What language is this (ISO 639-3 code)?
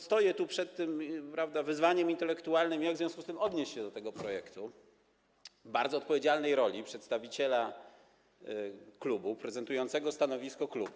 pol